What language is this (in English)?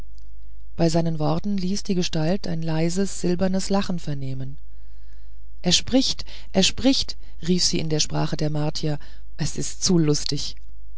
German